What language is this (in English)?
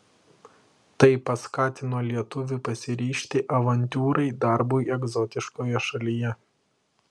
Lithuanian